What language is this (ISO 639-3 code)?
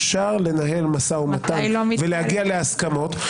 heb